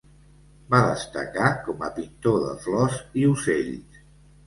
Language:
Catalan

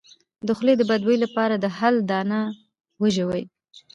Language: Pashto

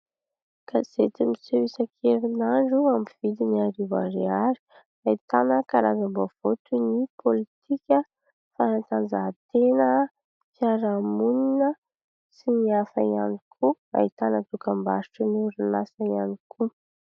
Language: Malagasy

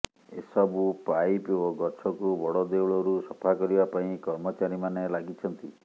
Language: Odia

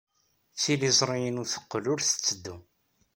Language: Kabyle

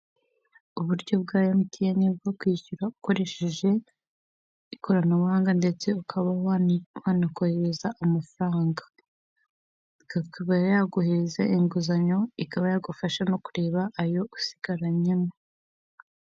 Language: Kinyarwanda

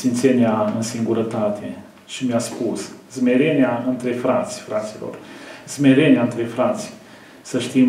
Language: Romanian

